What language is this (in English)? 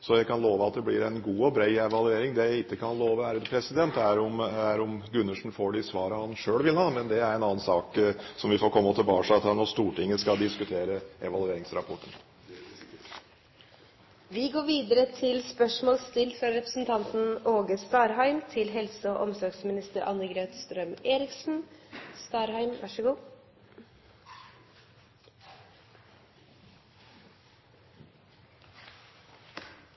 Norwegian